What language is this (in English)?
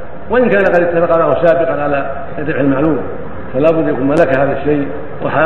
Arabic